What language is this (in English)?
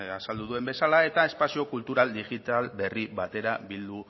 Basque